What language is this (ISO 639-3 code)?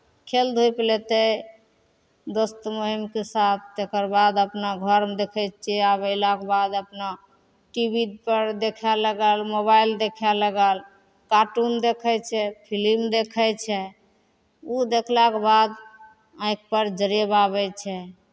mai